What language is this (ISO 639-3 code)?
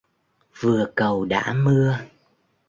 vie